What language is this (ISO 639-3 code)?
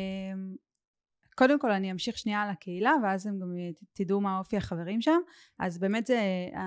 heb